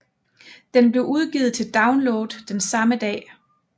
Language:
Danish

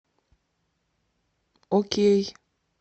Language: Russian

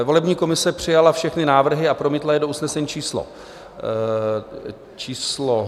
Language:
Czech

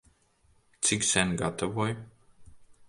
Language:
Latvian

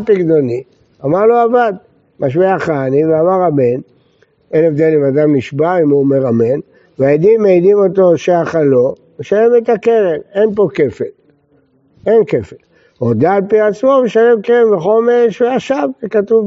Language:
Hebrew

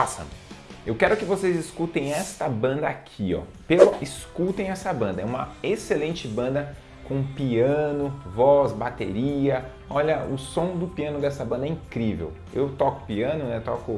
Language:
Portuguese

